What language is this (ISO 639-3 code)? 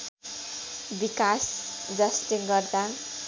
nep